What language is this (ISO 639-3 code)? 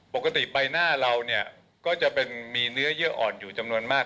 tha